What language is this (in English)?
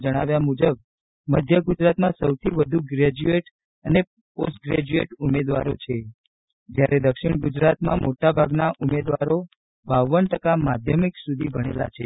Gujarati